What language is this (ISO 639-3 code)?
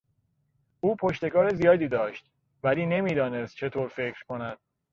fas